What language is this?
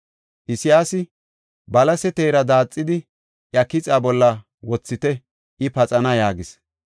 Gofa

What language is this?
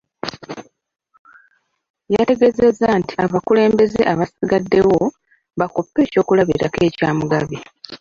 Ganda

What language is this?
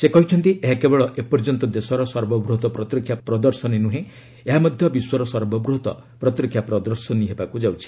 Odia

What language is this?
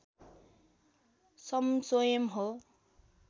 Nepali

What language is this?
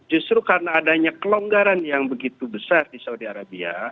Indonesian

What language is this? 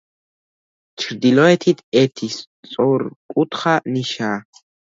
Georgian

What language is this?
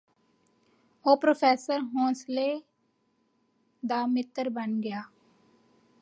Punjabi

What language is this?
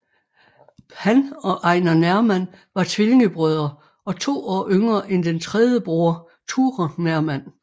Danish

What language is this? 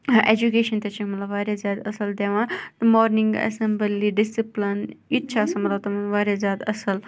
Kashmiri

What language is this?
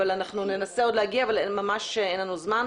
Hebrew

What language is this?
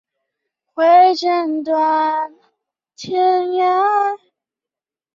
Chinese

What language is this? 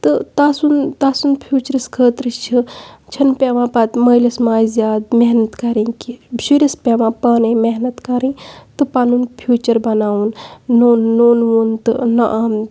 Kashmiri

